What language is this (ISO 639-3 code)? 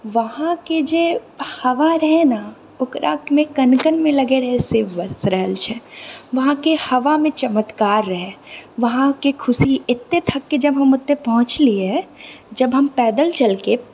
mai